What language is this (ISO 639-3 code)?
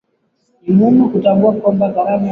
swa